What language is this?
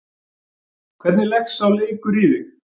Icelandic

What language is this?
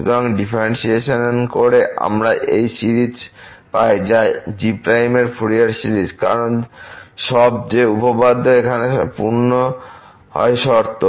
Bangla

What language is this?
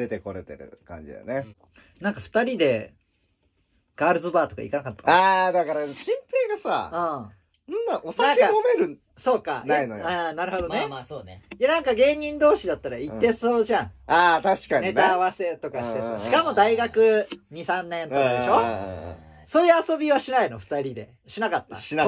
Japanese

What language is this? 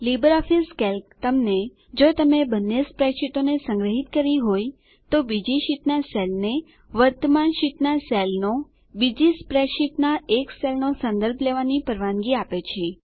Gujarati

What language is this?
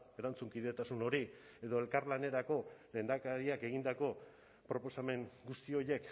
Basque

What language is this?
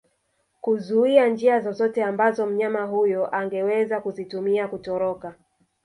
Swahili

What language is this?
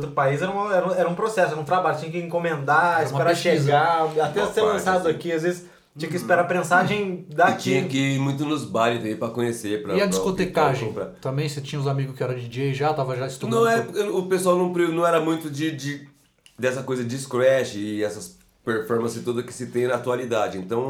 Portuguese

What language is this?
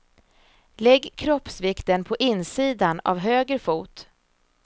Swedish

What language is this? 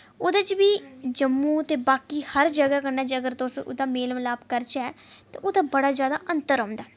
Dogri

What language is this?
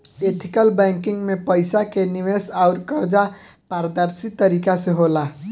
Bhojpuri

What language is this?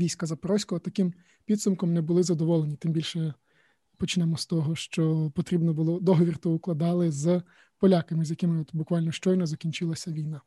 Ukrainian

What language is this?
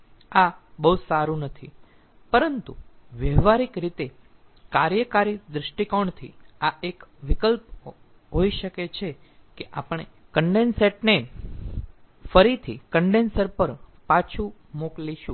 Gujarati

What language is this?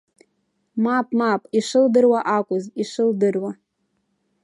Abkhazian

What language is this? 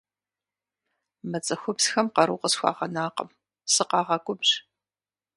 Kabardian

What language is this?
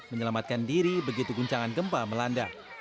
Indonesian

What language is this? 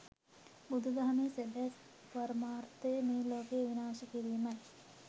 Sinhala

